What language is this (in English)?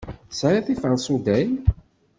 Kabyle